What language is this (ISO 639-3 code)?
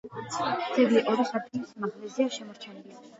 kat